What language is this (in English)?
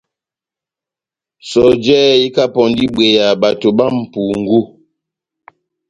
Batanga